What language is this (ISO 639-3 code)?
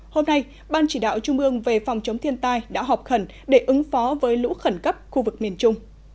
vie